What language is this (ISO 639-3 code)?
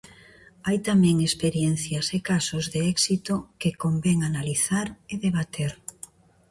glg